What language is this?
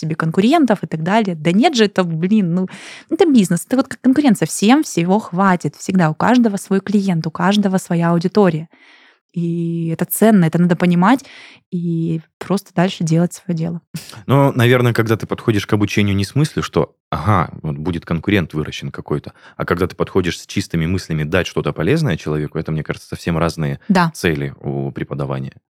Russian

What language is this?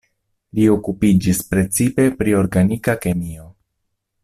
Esperanto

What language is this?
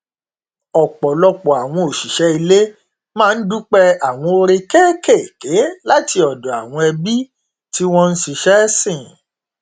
Yoruba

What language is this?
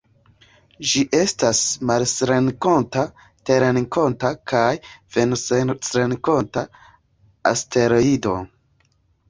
Esperanto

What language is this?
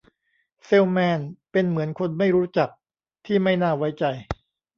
Thai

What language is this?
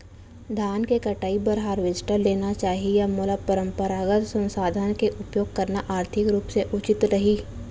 Chhattisgarhi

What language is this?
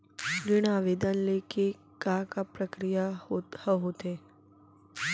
Chhattisgarhi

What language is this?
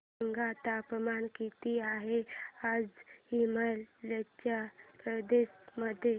Marathi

